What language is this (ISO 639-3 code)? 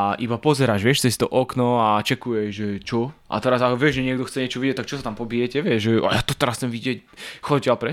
slk